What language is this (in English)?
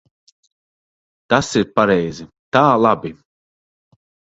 Latvian